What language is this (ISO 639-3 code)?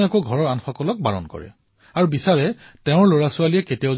asm